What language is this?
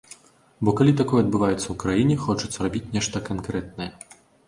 Belarusian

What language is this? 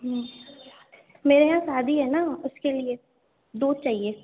Urdu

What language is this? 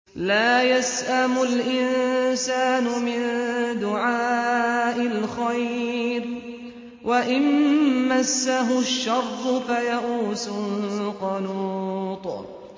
Arabic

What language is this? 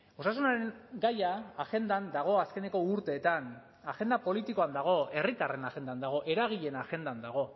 Basque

